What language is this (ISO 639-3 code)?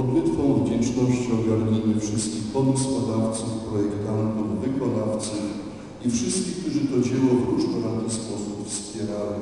pol